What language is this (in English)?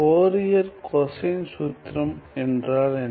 Tamil